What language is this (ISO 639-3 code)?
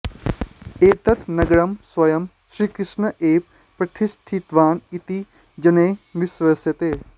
san